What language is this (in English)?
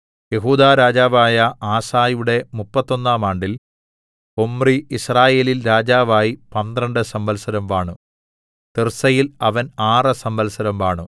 Malayalam